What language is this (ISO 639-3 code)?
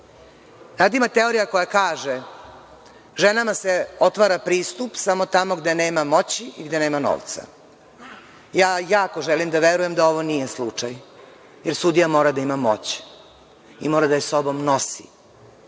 srp